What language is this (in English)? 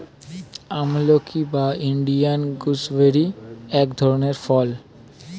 Bangla